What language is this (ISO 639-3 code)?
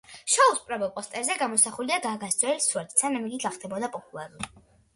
kat